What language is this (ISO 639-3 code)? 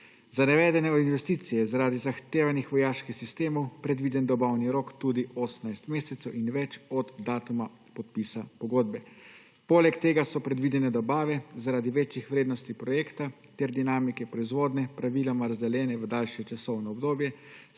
slv